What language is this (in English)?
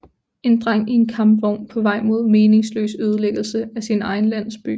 Danish